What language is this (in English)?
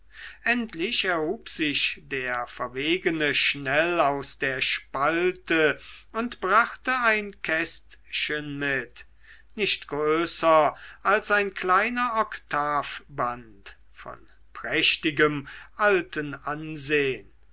German